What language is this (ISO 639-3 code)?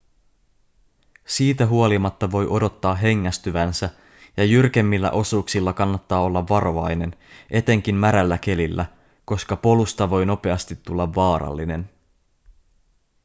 fin